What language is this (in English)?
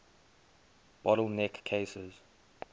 English